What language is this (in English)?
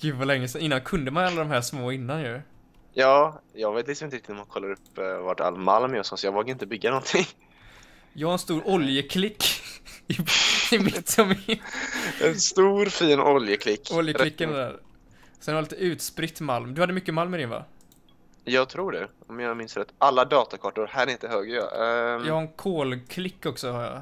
Swedish